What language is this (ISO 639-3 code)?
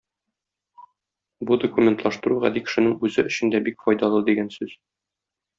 tat